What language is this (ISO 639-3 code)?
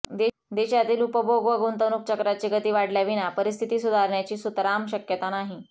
mar